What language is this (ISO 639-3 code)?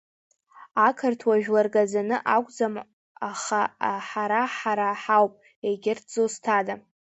abk